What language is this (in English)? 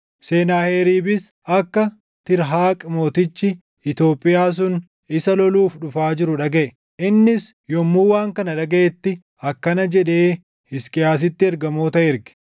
Oromo